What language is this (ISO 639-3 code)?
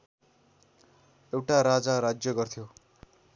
nep